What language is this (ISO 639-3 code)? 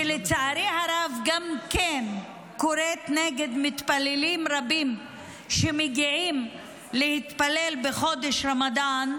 heb